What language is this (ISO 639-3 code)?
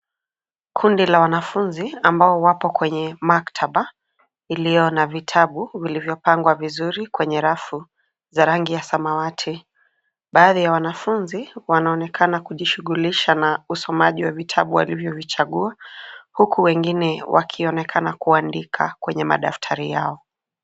swa